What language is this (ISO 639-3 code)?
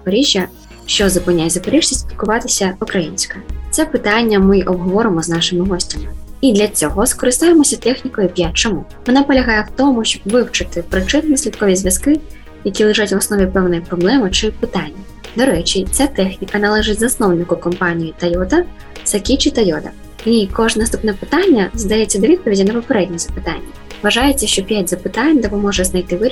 ukr